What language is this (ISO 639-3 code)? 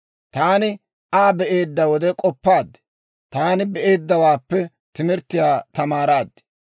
dwr